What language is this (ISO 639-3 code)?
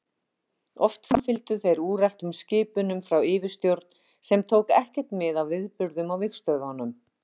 isl